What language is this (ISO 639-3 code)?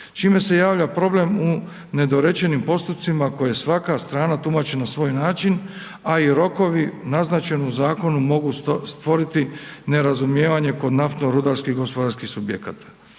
hrv